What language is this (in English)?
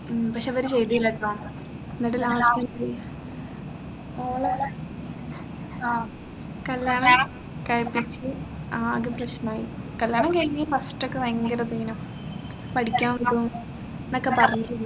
Malayalam